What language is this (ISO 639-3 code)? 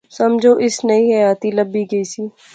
phr